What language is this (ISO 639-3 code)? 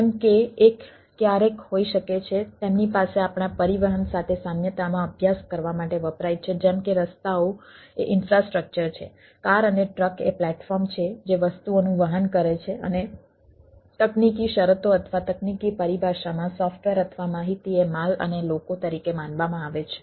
guj